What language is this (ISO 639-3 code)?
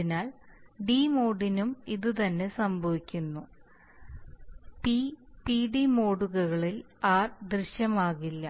mal